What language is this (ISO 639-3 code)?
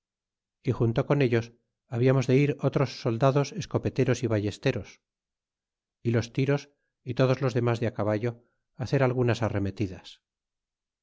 spa